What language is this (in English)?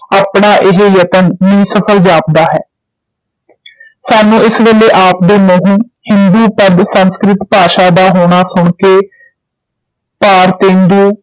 Punjabi